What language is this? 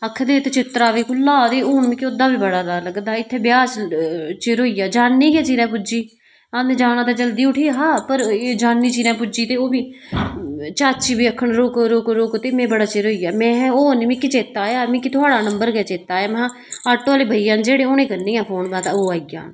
Dogri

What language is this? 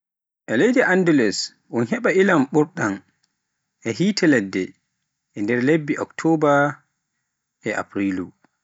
Pular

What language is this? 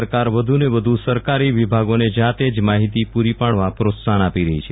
Gujarati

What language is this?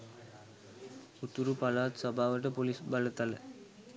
Sinhala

